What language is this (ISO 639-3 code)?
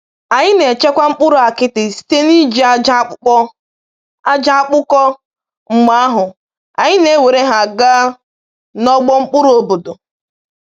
ibo